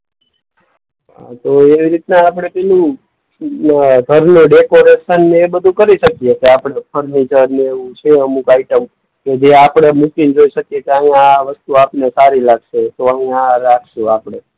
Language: Gujarati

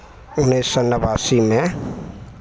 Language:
Maithili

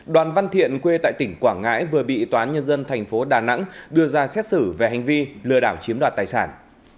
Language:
Vietnamese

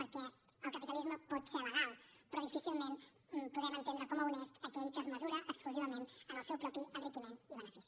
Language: Catalan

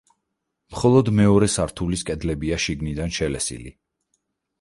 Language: Georgian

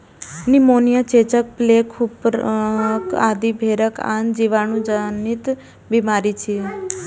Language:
Maithili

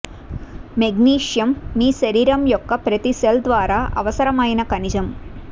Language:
Telugu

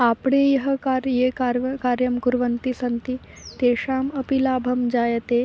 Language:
Sanskrit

